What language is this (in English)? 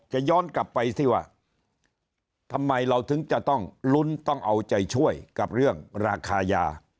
Thai